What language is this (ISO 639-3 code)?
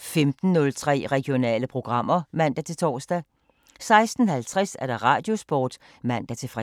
dan